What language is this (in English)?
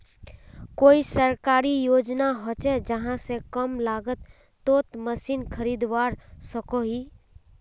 Magahi